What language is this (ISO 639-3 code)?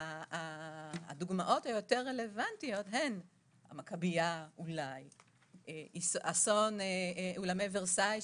heb